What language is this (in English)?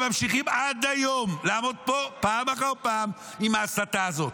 Hebrew